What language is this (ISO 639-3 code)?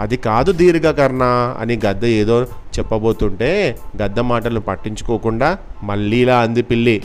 tel